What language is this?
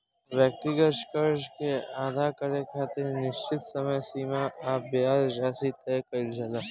Bhojpuri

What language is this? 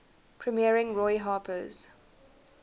English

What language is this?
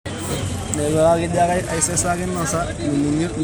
Masai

